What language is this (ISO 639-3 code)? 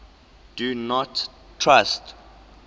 eng